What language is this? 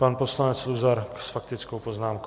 Czech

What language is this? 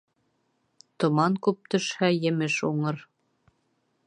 Bashkir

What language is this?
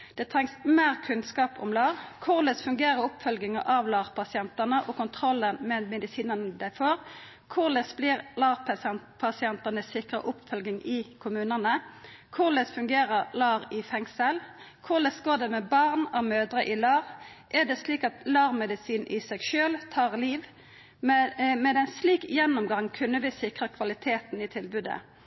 Norwegian Nynorsk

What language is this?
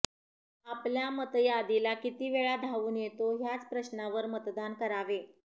Marathi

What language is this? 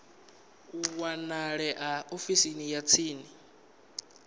Venda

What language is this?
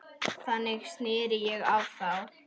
Icelandic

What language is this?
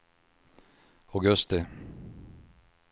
Swedish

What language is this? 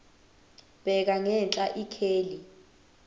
Zulu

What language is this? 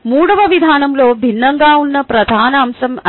Telugu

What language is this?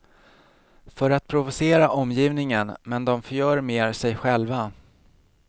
Swedish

